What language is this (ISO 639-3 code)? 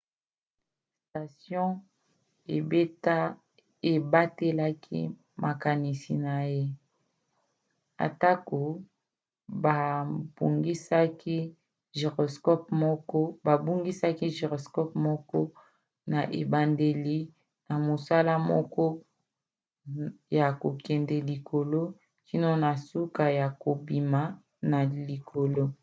lin